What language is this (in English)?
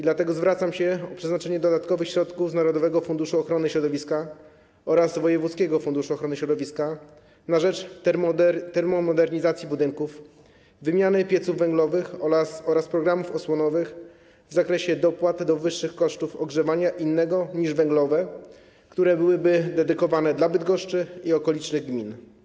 Polish